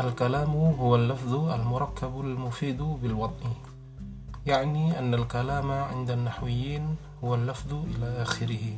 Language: Indonesian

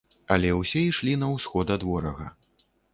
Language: Belarusian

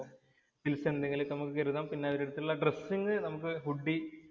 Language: Malayalam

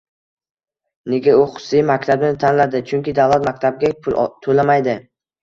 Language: Uzbek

